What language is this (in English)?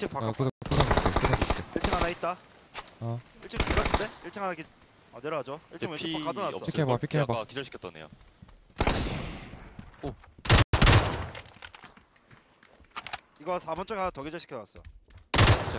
Korean